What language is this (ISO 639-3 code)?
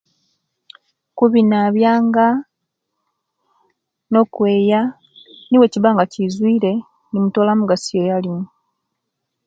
lke